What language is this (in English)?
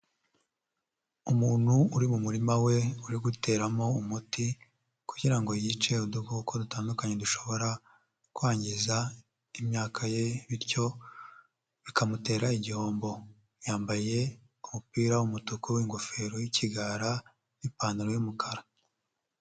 Kinyarwanda